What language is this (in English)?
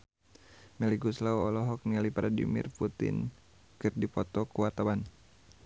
Sundanese